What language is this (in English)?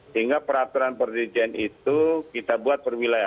Indonesian